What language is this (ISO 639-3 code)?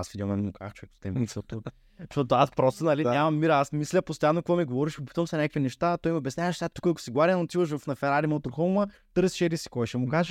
bul